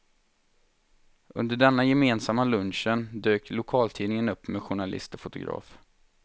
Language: Swedish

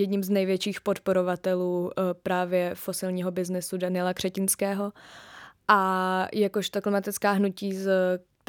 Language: Czech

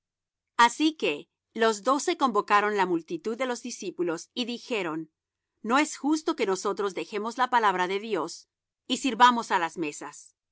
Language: Spanish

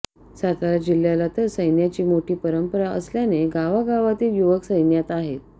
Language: Marathi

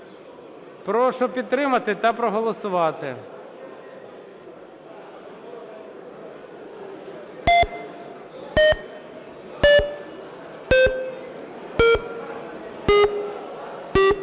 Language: Ukrainian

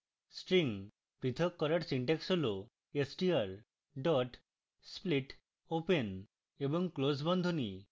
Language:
Bangla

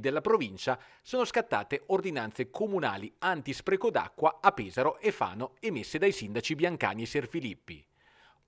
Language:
Italian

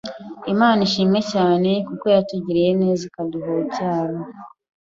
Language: Kinyarwanda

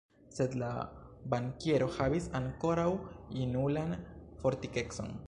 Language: Esperanto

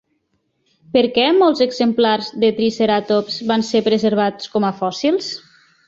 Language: Catalan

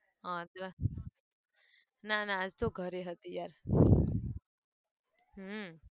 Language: Gujarati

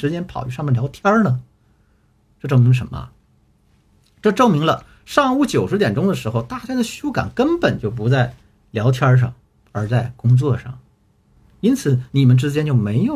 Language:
Chinese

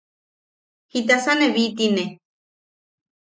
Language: Yaqui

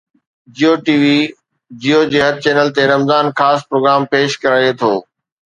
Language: Sindhi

